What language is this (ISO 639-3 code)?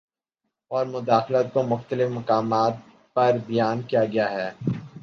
urd